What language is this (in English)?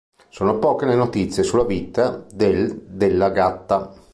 Italian